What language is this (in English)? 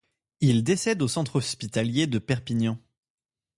French